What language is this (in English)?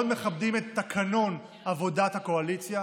Hebrew